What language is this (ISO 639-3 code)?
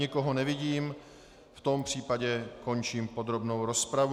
ces